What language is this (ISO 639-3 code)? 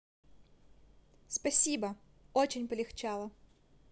rus